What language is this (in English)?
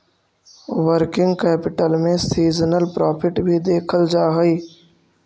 Magahi